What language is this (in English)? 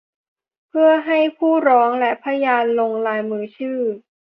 Thai